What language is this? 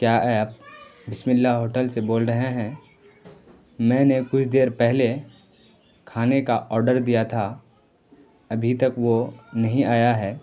Urdu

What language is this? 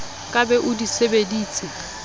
Southern Sotho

